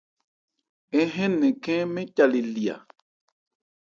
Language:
Ebrié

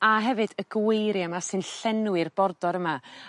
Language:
Welsh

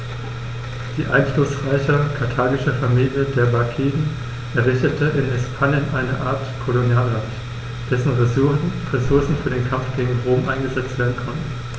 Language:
German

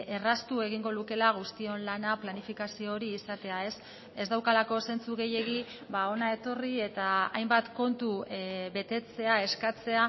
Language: Basque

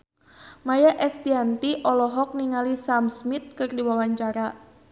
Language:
Sundanese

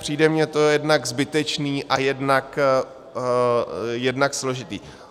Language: Czech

